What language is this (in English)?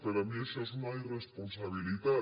Catalan